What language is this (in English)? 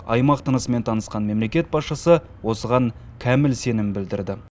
Kazakh